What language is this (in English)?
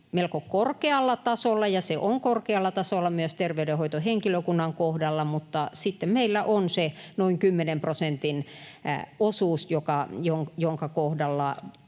Finnish